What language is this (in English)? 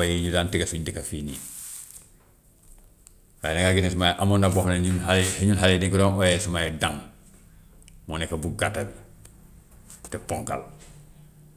Gambian Wolof